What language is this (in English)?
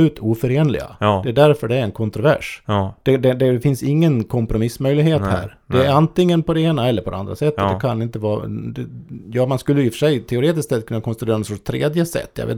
Swedish